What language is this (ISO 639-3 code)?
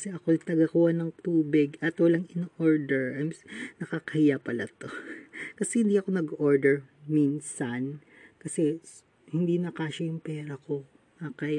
fil